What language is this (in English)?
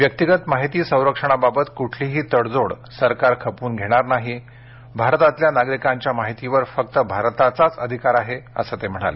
Marathi